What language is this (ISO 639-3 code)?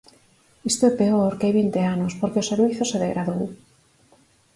glg